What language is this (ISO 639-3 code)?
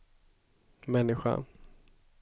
swe